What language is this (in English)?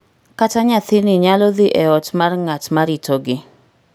Luo (Kenya and Tanzania)